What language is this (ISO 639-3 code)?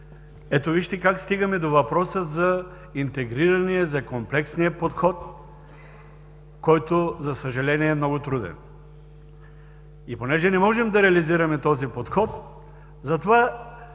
bul